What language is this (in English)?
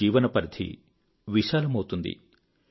Telugu